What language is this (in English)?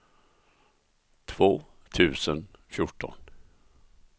Swedish